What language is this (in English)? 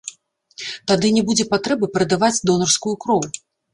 Belarusian